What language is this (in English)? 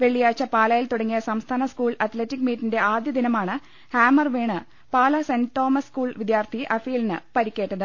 Malayalam